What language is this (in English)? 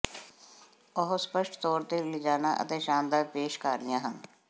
Punjabi